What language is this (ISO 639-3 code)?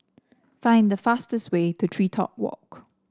eng